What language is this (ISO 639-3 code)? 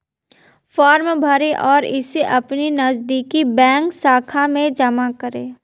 hin